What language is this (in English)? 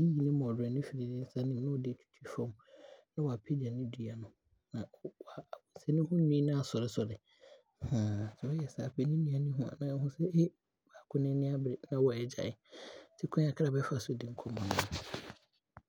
Abron